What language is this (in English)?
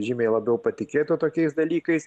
Lithuanian